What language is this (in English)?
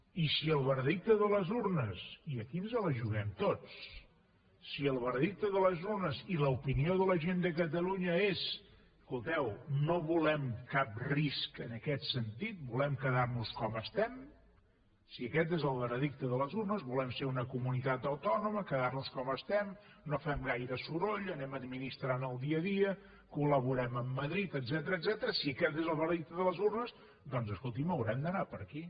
Catalan